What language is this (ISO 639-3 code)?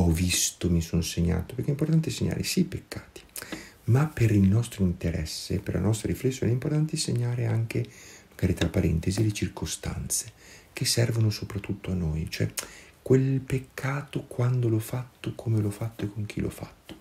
ita